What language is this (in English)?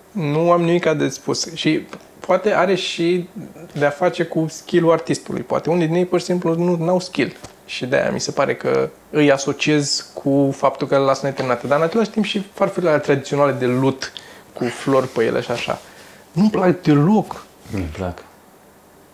Romanian